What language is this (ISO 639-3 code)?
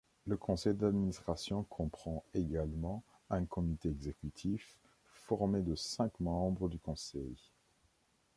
fra